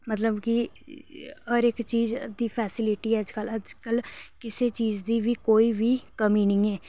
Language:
Dogri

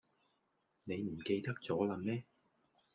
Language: Cantonese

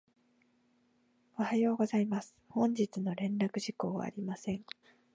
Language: Japanese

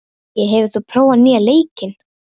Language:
Icelandic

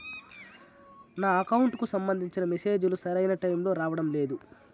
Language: Telugu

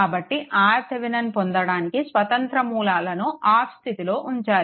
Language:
Telugu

